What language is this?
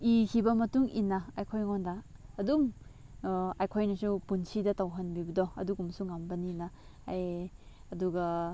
Manipuri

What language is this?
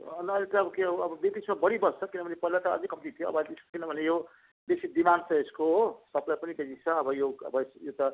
Nepali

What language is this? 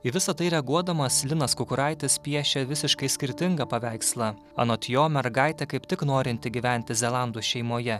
Lithuanian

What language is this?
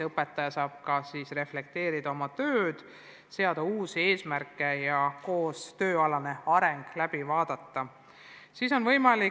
Estonian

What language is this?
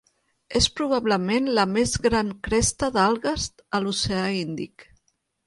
Catalan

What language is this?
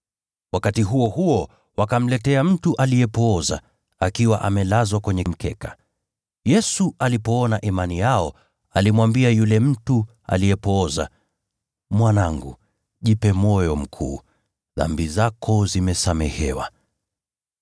Swahili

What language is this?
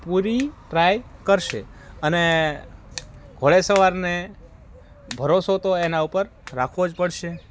Gujarati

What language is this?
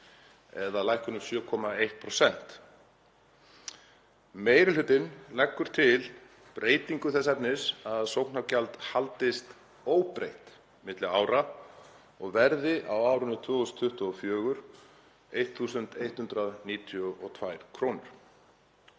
Icelandic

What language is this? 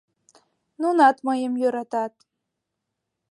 Mari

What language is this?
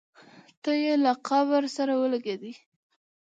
Pashto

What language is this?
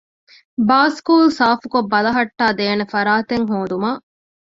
Divehi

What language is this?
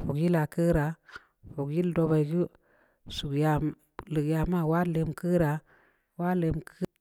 Samba Leko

